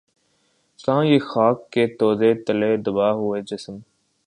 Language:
Urdu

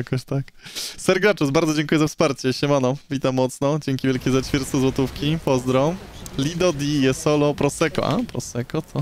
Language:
Polish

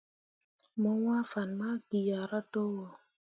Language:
Mundang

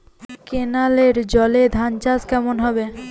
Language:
Bangla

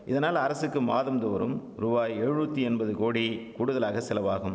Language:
Tamil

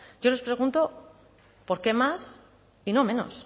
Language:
Spanish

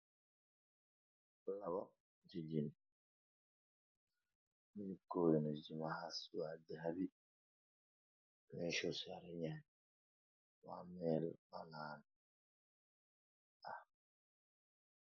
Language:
Somali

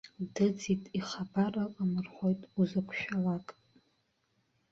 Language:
Abkhazian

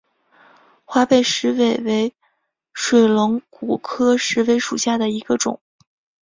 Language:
Chinese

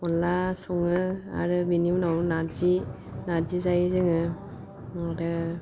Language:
Bodo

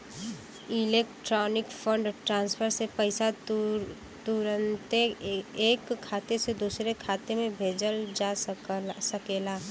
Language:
Bhojpuri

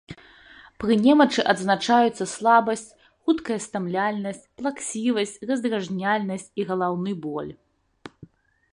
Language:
Belarusian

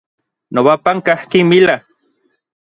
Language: Orizaba Nahuatl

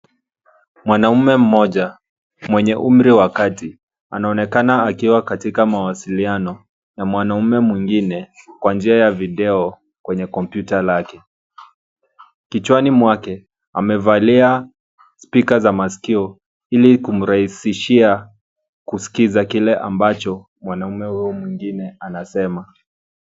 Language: Swahili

